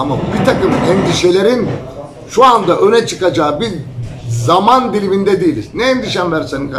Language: Turkish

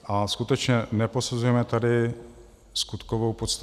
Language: Czech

